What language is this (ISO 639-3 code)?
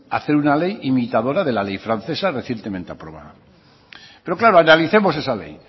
spa